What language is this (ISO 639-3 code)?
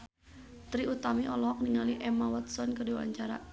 sun